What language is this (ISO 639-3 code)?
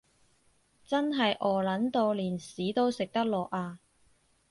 yue